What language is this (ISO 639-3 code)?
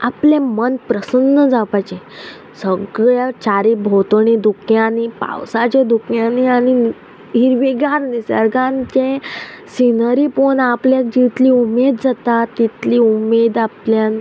kok